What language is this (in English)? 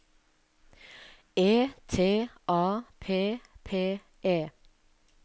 Norwegian